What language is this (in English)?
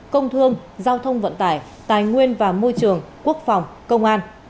Vietnamese